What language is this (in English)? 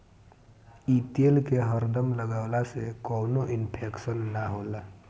Bhojpuri